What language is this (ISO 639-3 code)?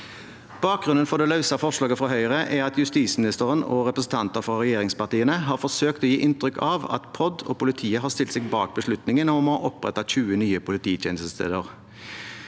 nor